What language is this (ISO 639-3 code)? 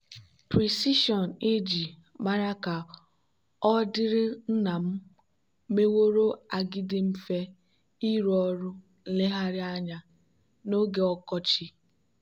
ibo